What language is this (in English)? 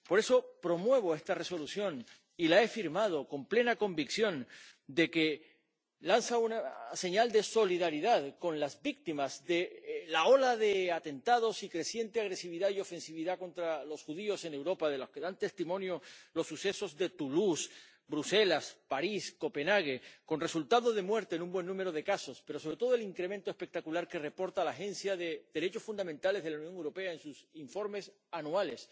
Spanish